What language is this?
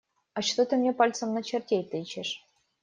Russian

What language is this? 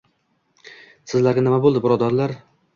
Uzbek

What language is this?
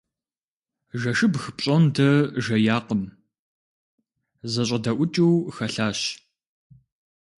Kabardian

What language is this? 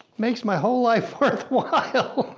English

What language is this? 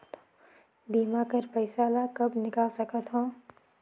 Chhattisgarhi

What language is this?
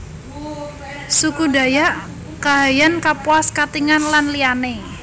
Javanese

